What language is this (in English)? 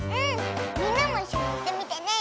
Japanese